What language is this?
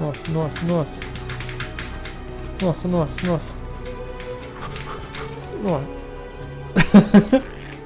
Portuguese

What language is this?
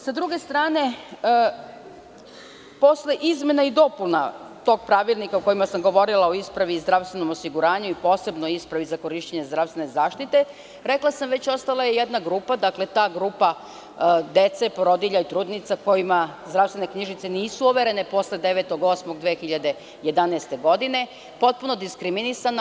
Serbian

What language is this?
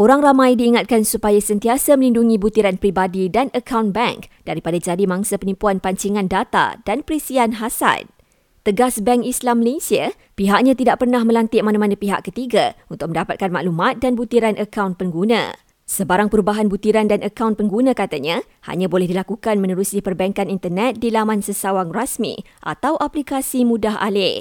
Malay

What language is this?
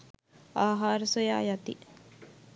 Sinhala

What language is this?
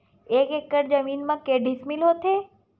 Chhattisgarhi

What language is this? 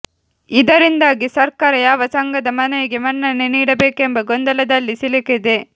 Kannada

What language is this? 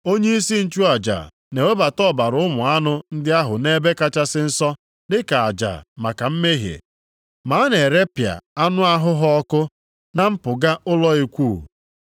Igbo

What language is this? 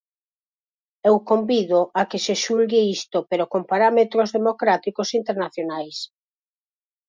Galician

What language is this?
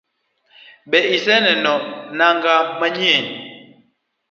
Luo (Kenya and Tanzania)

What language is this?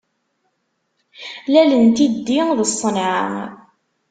Kabyle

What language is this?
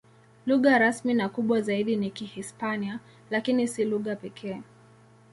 Swahili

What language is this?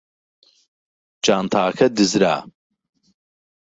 Central Kurdish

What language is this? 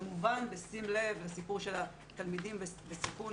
Hebrew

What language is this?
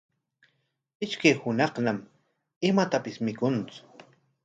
Corongo Ancash Quechua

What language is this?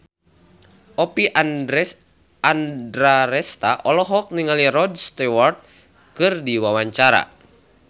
Sundanese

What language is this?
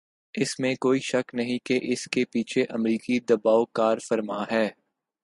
Urdu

